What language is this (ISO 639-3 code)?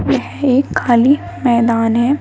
hin